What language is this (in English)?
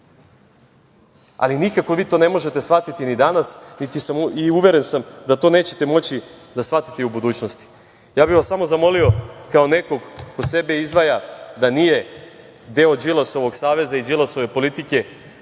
Serbian